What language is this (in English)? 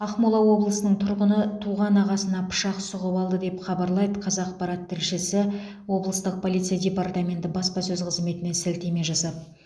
Kazakh